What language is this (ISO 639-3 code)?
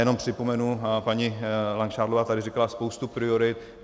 ces